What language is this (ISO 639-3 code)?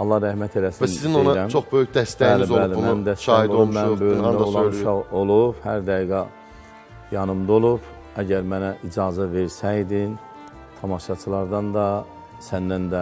tur